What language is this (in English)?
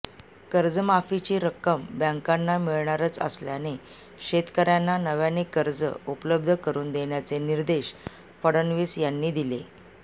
Marathi